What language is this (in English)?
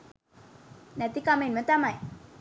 Sinhala